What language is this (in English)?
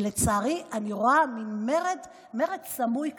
Hebrew